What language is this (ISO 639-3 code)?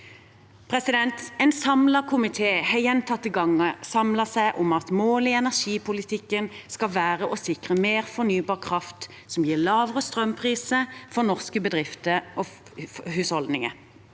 nor